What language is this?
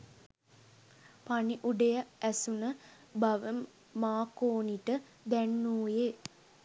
Sinhala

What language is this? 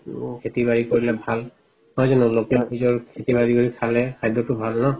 Assamese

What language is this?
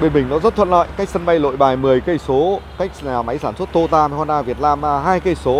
Vietnamese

